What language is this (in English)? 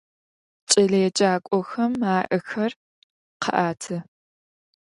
Adyghe